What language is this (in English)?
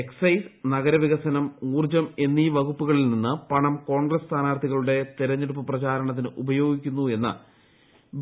Malayalam